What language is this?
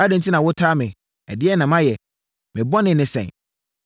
Akan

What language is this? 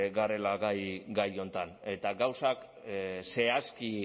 Basque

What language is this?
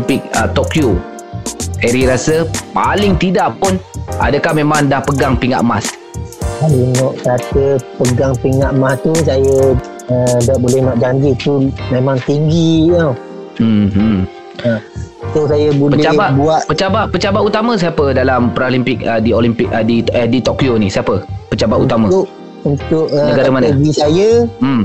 Malay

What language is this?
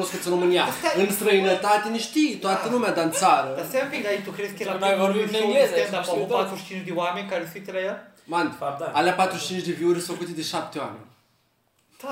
Romanian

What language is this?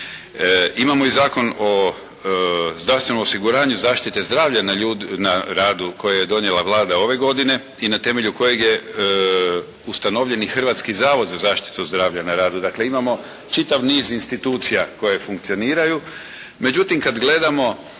Croatian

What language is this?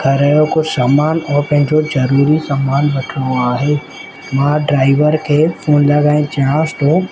Sindhi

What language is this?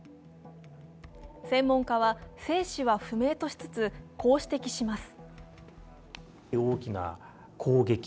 Japanese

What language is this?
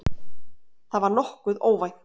Icelandic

